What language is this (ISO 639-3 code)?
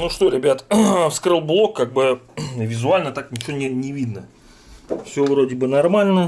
rus